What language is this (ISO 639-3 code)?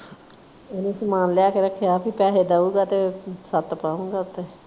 pan